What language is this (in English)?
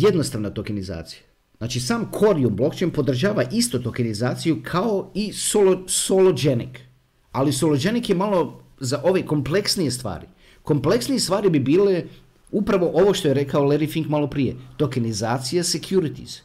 Croatian